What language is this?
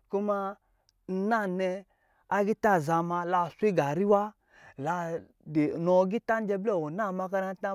Lijili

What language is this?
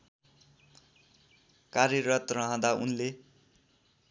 Nepali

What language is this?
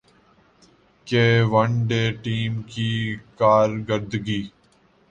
Urdu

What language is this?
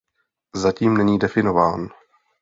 Czech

